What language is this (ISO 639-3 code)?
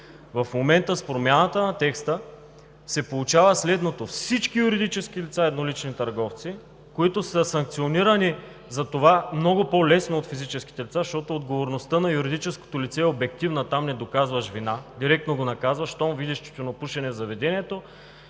bul